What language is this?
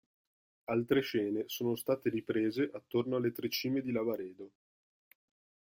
Italian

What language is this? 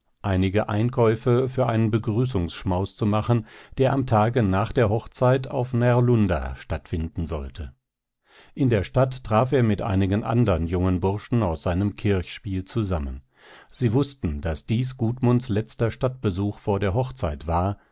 German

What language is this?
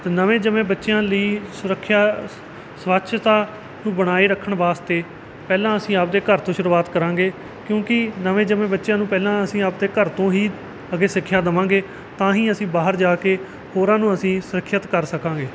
Punjabi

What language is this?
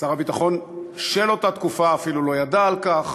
Hebrew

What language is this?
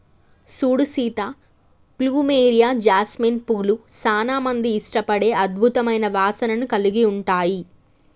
Telugu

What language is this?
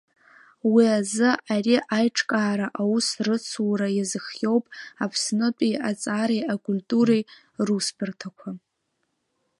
Abkhazian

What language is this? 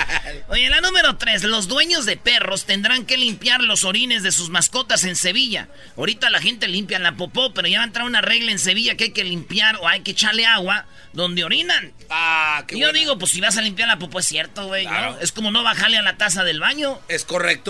Spanish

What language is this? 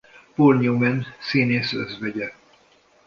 Hungarian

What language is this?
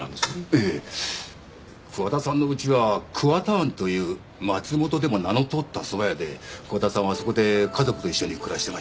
Japanese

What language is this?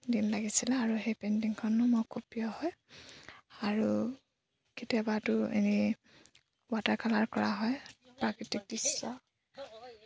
Assamese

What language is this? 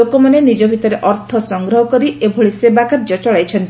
Odia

